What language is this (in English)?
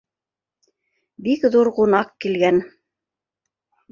Bashkir